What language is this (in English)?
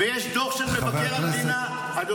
Hebrew